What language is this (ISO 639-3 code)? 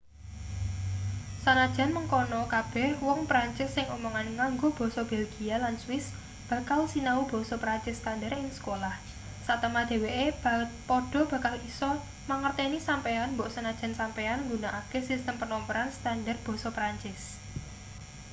jav